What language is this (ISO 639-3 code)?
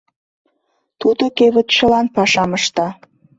chm